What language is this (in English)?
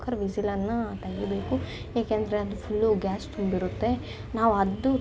Kannada